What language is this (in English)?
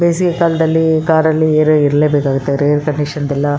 Kannada